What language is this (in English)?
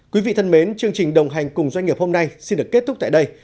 Vietnamese